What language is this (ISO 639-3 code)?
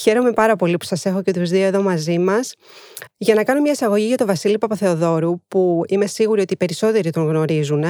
ell